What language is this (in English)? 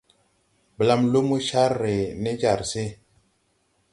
Tupuri